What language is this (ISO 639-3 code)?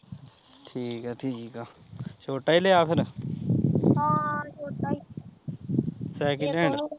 pan